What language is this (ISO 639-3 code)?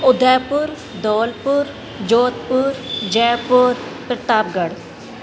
snd